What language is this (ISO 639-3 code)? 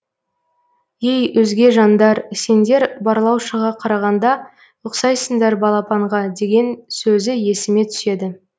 kaz